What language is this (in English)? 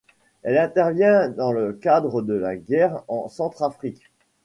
French